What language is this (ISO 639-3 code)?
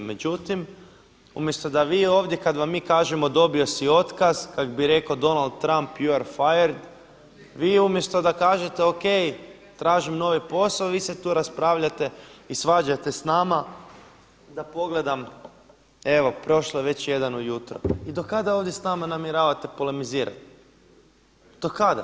hrv